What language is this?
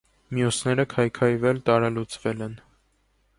Armenian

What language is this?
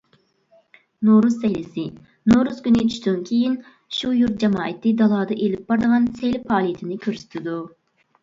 Uyghur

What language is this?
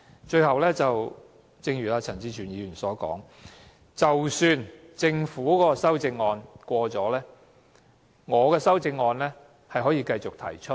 Cantonese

